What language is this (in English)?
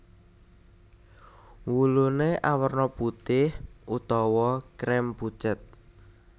Javanese